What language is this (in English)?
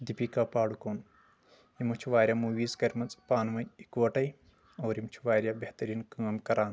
Kashmiri